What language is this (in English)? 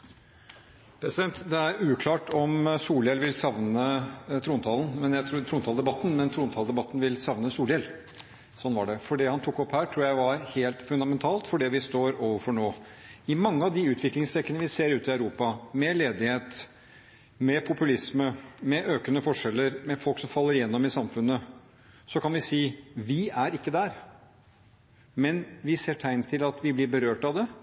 Norwegian